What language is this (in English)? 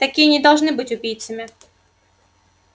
Russian